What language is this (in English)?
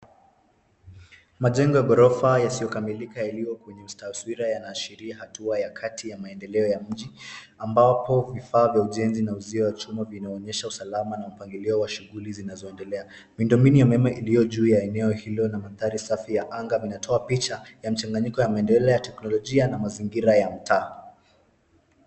Swahili